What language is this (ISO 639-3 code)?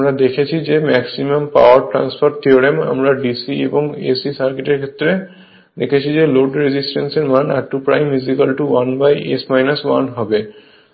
ben